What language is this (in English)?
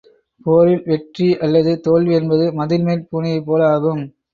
Tamil